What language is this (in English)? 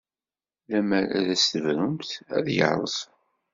Kabyle